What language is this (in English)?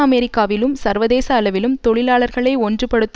Tamil